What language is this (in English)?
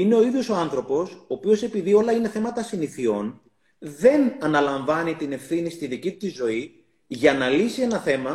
Greek